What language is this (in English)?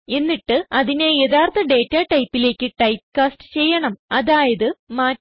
Malayalam